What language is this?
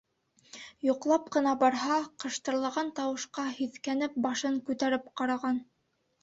Bashkir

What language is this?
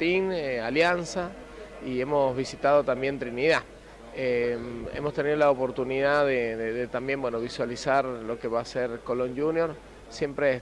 Spanish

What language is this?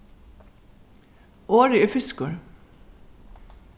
Faroese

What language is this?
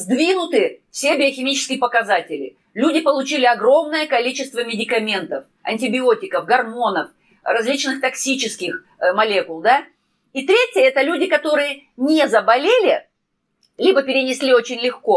Russian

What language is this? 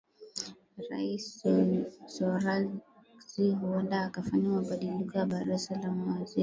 Swahili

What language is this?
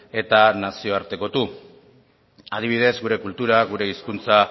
Basque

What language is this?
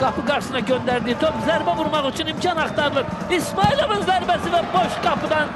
Turkish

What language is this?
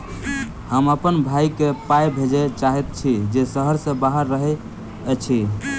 Maithili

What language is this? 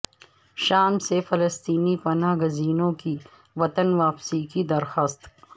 Urdu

